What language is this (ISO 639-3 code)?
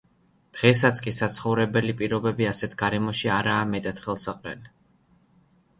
kat